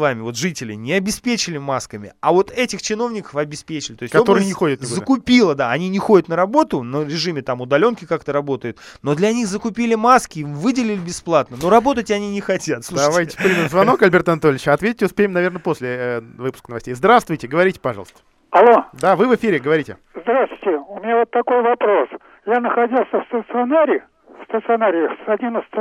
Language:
Russian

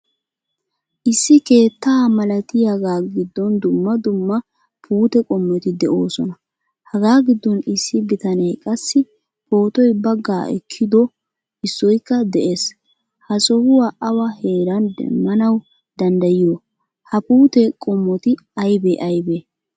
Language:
Wolaytta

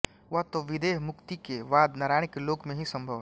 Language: Hindi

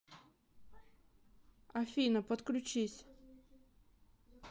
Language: Russian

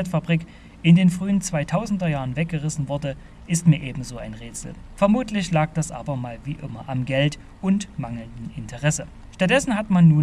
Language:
German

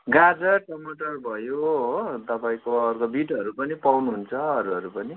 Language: Nepali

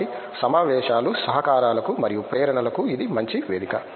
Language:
Telugu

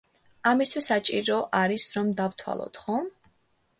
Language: Georgian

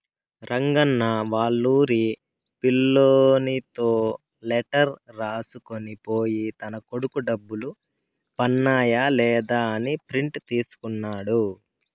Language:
Telugu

